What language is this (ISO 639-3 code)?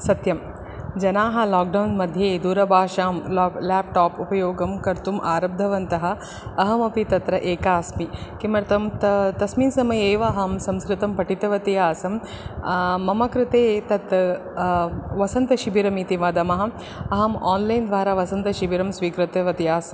san